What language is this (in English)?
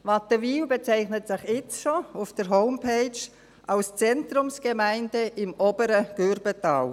Swiss German